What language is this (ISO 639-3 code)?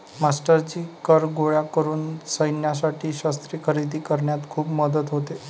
mar